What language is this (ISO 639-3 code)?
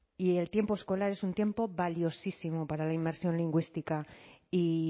spa